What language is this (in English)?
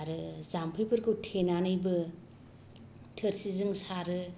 Bodo